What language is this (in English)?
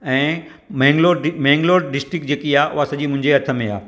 Sindhi